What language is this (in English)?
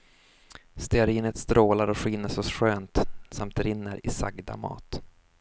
Swedish